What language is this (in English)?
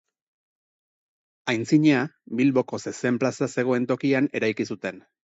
Basque